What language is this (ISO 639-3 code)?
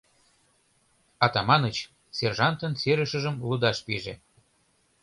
chm